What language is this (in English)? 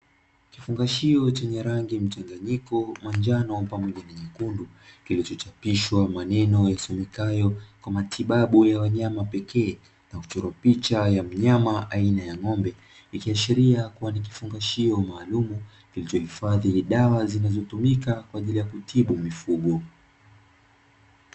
Swahili